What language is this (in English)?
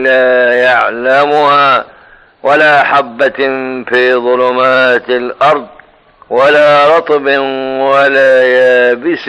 Arabic